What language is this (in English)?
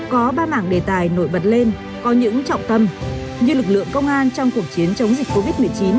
Vietnamese